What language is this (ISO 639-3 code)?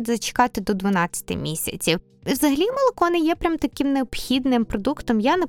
ukr